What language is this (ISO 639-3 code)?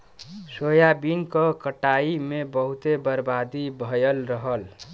bho